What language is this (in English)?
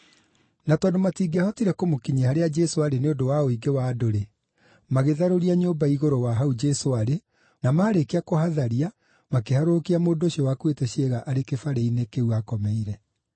Kikuyu